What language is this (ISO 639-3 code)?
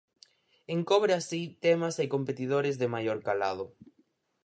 glg